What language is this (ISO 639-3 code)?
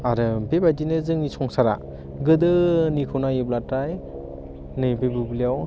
brx